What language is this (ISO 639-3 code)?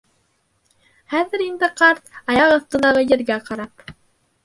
bak